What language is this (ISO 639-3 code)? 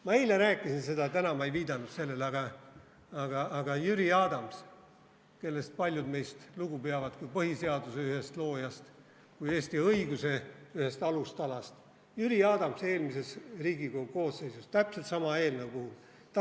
est